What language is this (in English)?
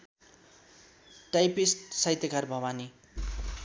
Nepali